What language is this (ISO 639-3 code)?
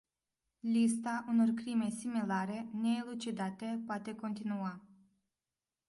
ron